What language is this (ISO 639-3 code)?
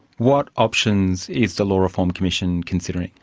eng